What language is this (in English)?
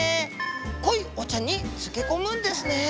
Japanese